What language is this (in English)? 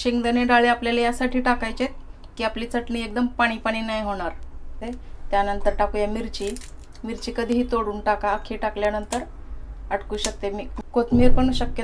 Hindi